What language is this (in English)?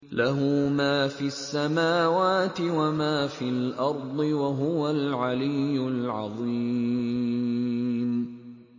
Arabic